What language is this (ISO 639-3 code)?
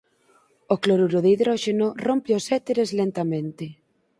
glg